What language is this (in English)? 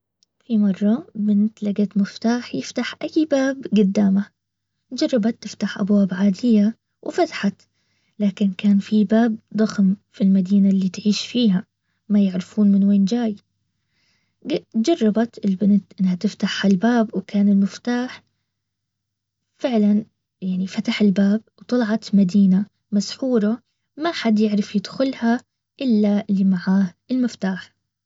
Baharna Arabic